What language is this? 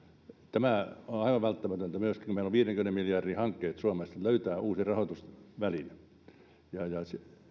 Finnish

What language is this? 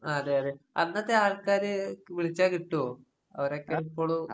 Malayalam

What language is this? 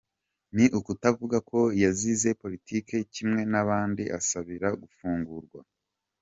Kinyarwanda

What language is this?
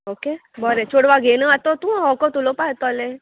Konkani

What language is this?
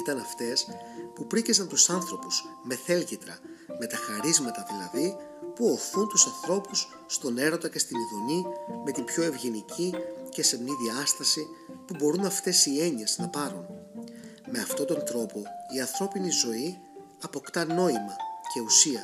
Greek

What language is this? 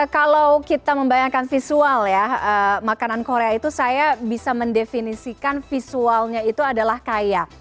Indonesian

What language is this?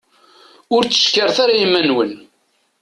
Kabyle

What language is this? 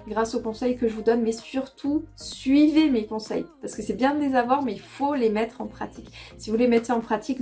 French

